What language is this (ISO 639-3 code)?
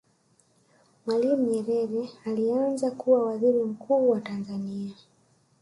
swa